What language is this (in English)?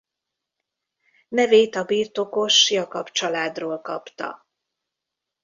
Hungarian